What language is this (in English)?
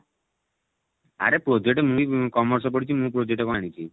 Odia